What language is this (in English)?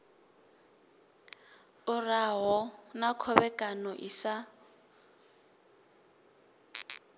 Venda